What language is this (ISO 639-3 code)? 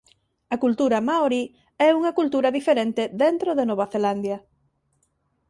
glg